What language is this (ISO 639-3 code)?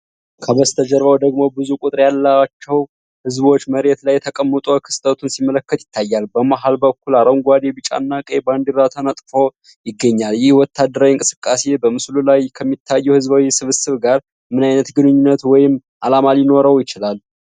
amh